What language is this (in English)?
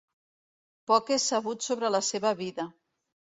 Catalan